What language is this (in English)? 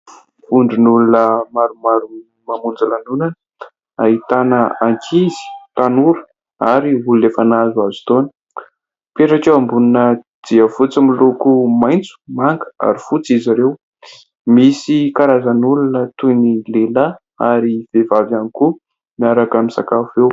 Malagasy